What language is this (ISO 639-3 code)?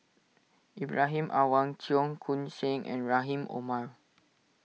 eng